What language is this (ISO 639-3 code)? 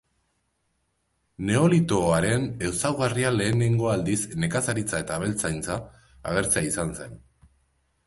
eus